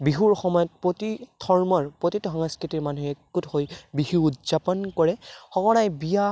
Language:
Assamese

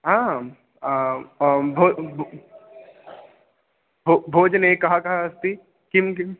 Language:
Sanskrit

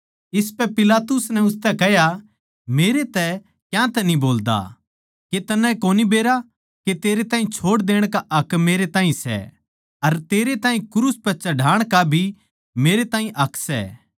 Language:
Haryanvi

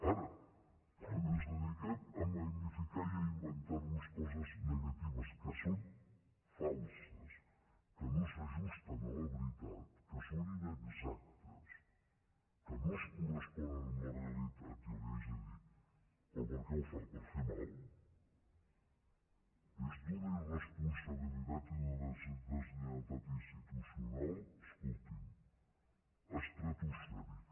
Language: Catalan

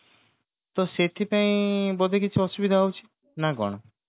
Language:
Odia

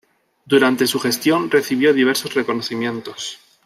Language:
Spanish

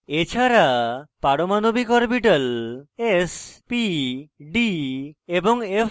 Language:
Bangla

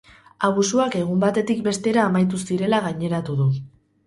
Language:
Basque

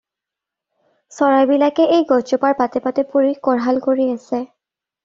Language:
Assamese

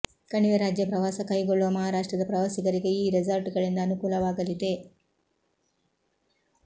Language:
Kannada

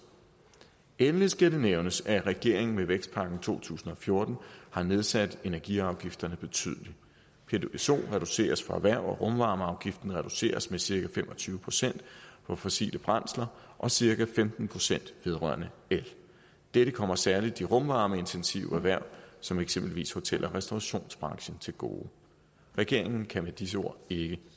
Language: Danish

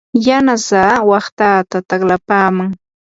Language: Yanahuanca Pasco Quechua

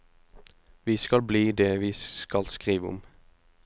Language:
Norwegian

